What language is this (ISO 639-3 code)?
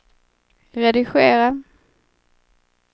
swe